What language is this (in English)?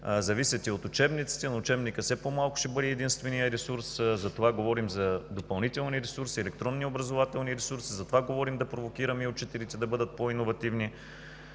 Bulgarian